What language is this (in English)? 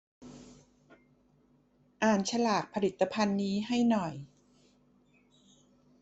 Thai